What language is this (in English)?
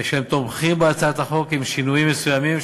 Hebrew